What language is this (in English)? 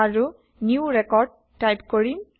Assamese